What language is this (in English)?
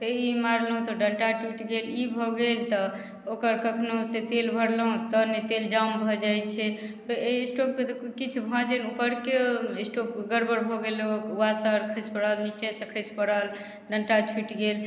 Maithili